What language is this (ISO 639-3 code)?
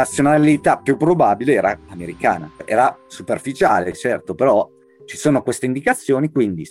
ita